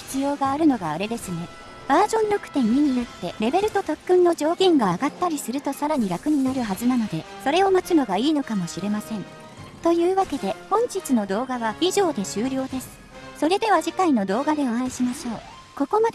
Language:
Japanese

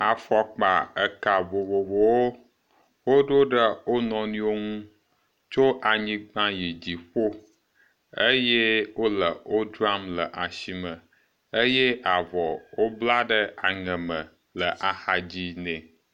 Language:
Ewe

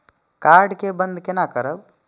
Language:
Maithili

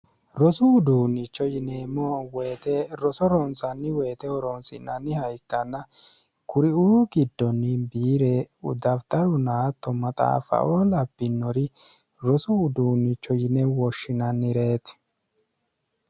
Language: Sidamo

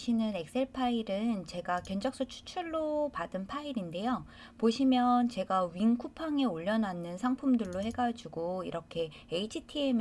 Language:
Korean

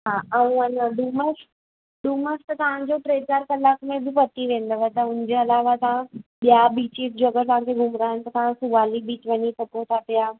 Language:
Sindhi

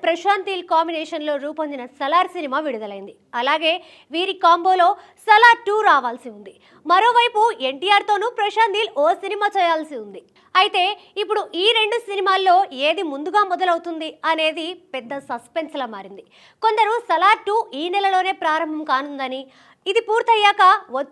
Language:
Telugu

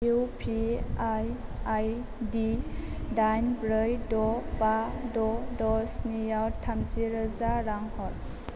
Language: Bodo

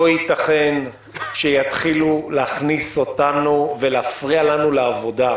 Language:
Hebrew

